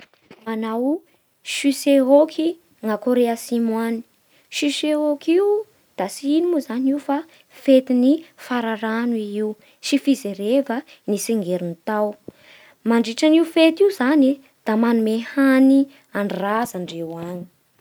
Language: Bara Malagasy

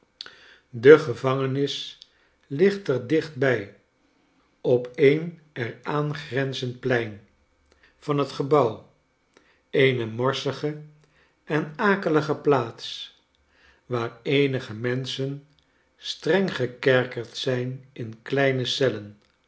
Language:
Dutch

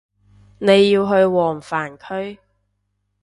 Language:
Cantonese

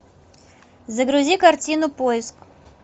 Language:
Russian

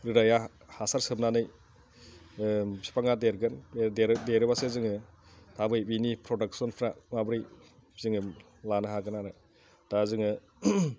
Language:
Bodo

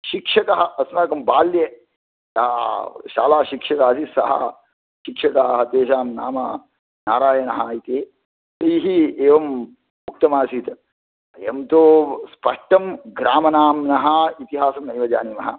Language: Sanskrit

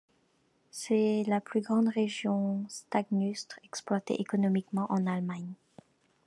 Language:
French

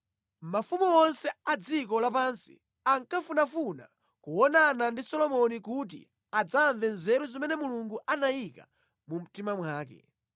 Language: Nyanja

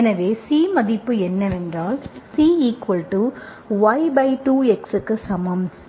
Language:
Tamil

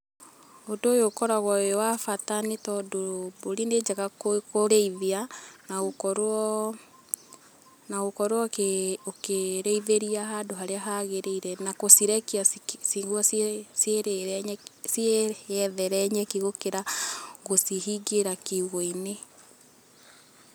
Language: Kikuyu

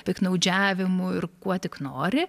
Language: Lithuanian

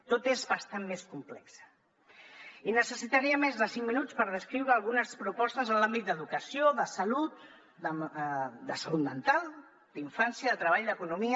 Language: Catalan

